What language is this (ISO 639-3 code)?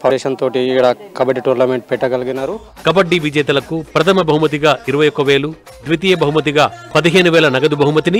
tel